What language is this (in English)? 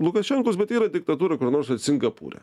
Lithuanian